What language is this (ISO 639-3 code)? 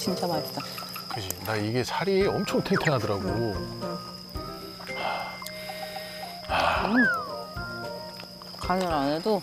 kor